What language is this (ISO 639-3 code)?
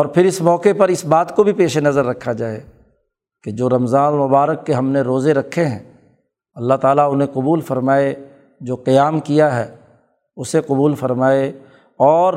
urd